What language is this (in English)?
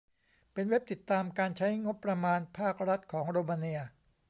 Thai